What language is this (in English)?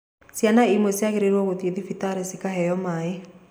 Kikuyu